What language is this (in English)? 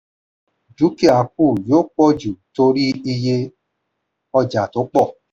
Yoruba